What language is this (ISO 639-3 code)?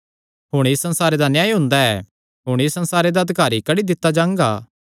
xnr